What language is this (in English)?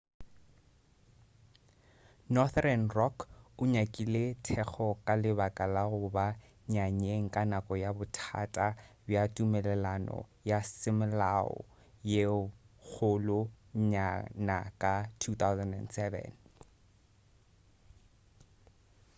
Northern Sotho